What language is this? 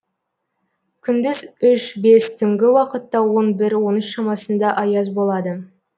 Kazakh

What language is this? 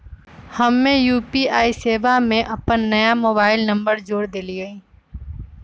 Magahi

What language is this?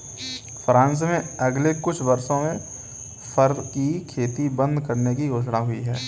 Hindi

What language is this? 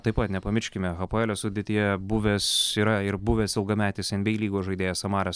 Lithuanian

